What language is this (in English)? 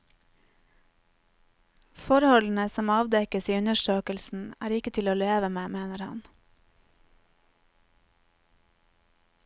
Norwegian